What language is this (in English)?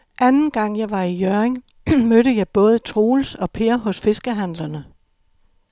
Danish